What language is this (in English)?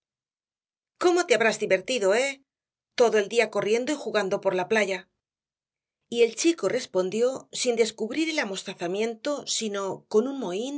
Spanish